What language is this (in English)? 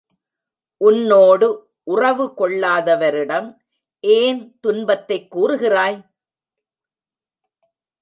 Tamil